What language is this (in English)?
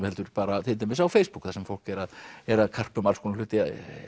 Icelandic